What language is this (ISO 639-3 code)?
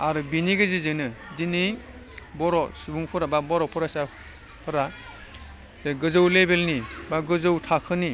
brx